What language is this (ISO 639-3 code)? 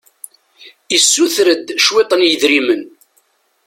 kab